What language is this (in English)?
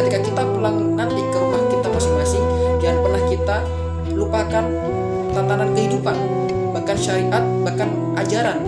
Indonesian